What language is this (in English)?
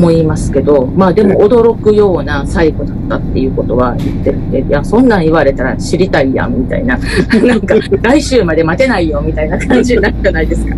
Japanese